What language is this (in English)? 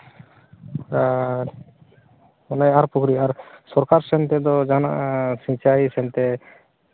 Santali